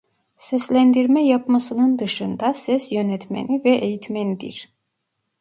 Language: Turkish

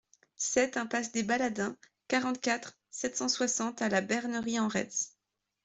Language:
French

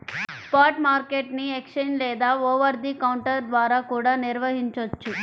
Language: Telugu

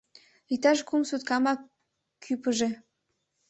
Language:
Mari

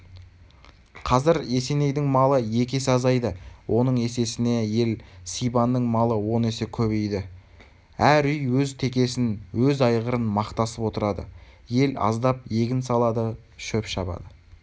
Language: Kazakh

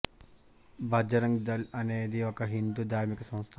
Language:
Telugu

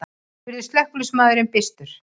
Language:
Icelandic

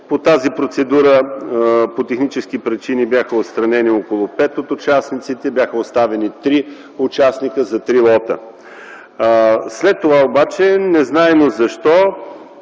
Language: Bulgarian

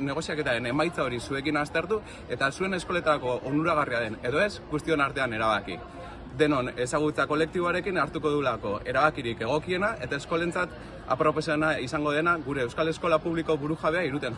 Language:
Basque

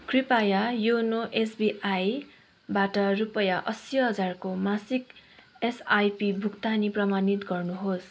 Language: Nepali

